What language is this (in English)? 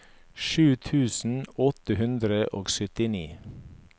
Norwegian